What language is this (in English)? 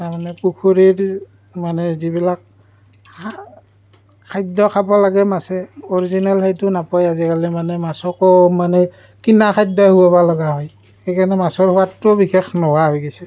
Assamese